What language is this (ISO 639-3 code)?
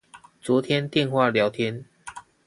zho